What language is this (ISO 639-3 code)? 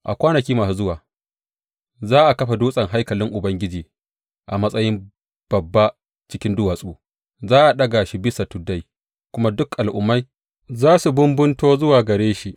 hau